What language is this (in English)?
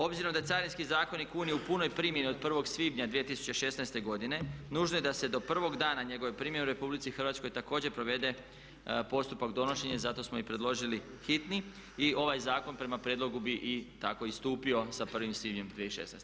Croatian